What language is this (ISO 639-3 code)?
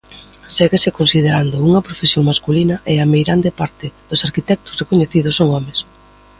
glg